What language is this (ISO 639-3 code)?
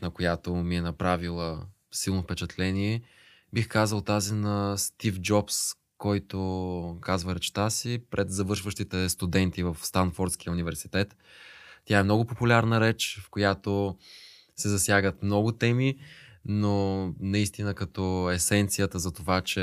bul